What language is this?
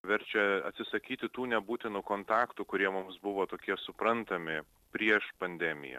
Lithuanian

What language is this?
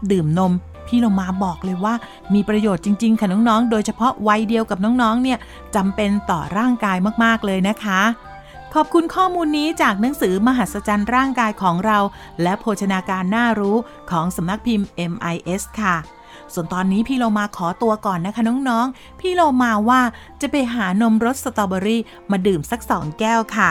Thai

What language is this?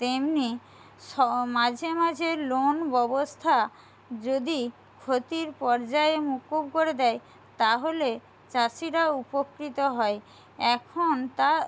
Bangla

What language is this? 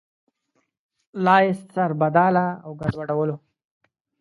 Pashto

